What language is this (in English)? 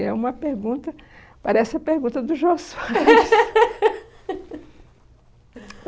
Portuguese